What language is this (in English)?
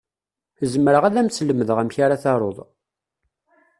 Kabyle